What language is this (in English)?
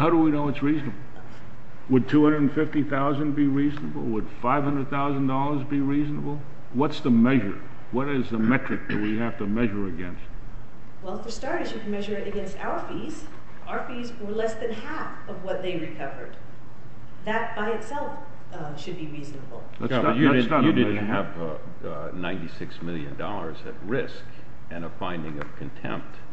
English